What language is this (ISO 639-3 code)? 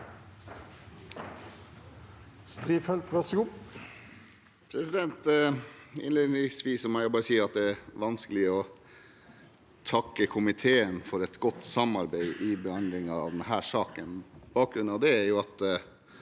nor